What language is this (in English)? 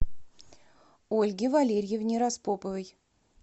Russian